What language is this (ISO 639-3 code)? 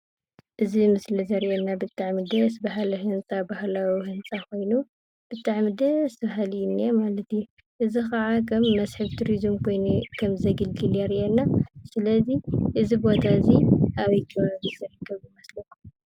tir